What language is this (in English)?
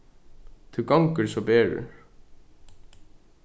Faroese